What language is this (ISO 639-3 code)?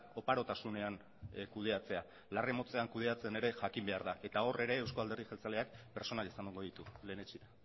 eus